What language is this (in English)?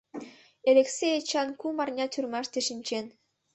Mari